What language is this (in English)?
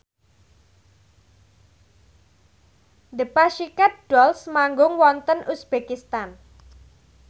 Javanese